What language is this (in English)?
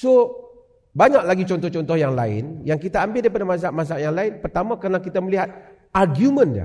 Malay